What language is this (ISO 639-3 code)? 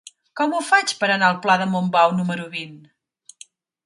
cat